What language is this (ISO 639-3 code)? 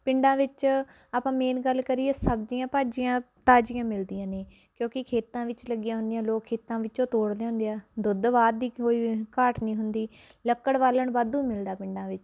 pan